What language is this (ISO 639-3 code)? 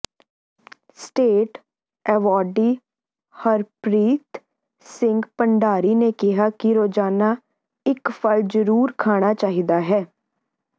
pan